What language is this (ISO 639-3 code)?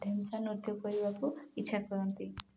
ori